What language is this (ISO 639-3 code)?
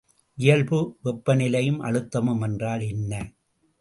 tam